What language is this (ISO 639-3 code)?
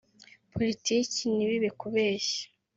kin